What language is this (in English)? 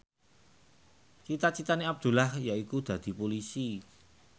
Javanese